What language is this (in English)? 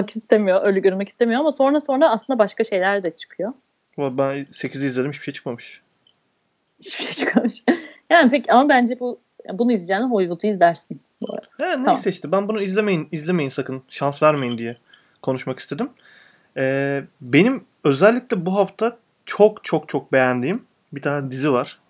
Turkish